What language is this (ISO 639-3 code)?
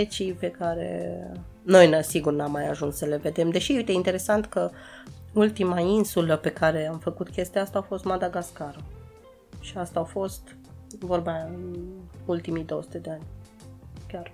ron